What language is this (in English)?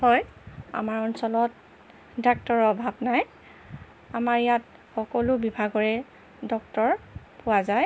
Assamese